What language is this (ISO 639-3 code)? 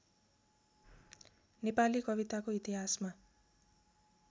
nep